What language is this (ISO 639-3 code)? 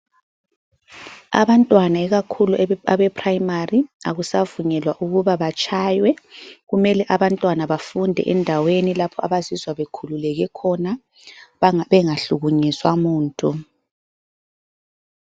nde